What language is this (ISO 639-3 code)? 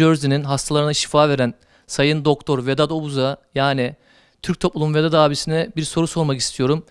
tur